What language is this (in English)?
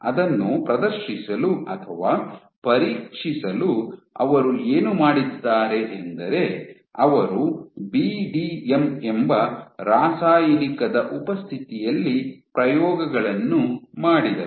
Kannada